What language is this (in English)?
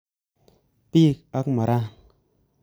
Kalenjin